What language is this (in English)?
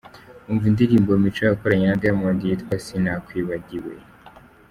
Kinyarwanda